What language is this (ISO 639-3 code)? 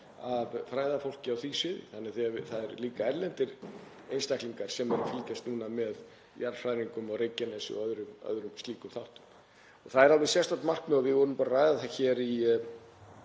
isl